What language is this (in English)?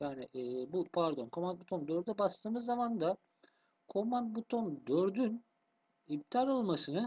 Turkish